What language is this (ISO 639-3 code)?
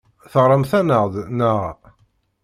kab